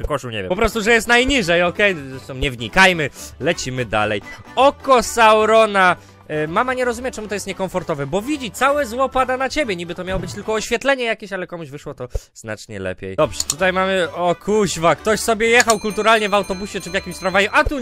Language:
Polish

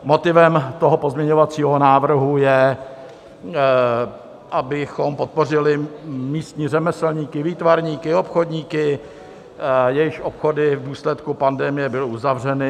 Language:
Czech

